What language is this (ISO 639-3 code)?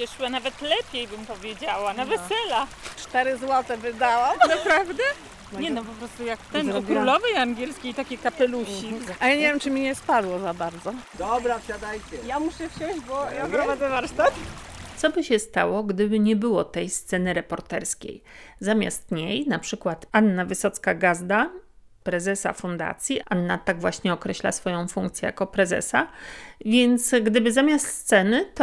pol